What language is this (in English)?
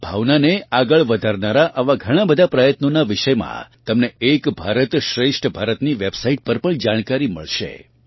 Gujarati